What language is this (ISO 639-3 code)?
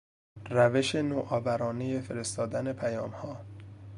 fas